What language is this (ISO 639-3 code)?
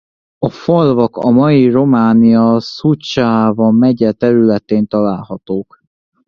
hun